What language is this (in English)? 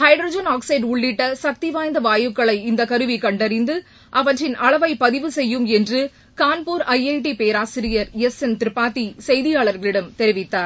Tamil